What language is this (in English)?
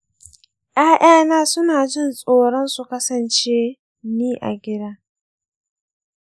Hausa